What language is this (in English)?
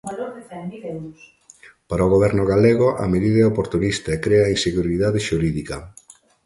Galician